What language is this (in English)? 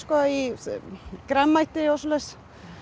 Icelandic